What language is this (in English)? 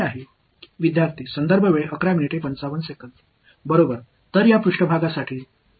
Tamil